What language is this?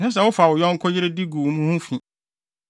Akan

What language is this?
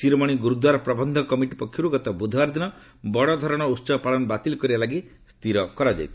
Odia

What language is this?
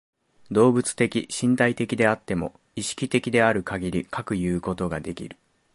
Japanese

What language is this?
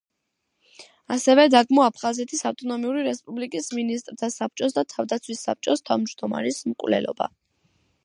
Georgian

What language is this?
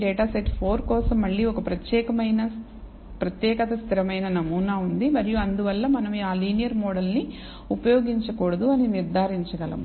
Telugu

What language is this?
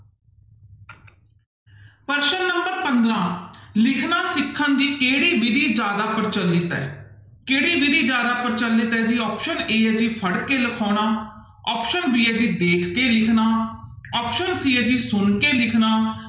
Punjabi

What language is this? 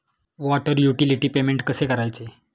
Marathi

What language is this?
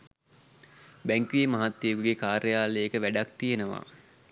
Sinhala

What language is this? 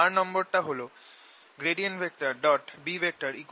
Bangla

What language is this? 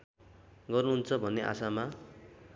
Nepali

